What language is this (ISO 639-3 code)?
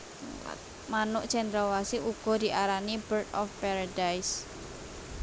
jav